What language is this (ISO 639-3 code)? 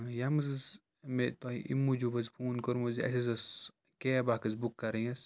kas